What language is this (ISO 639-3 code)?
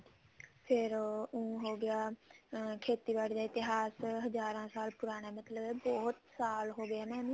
pan